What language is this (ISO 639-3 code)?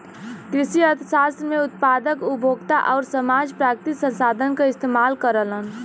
bho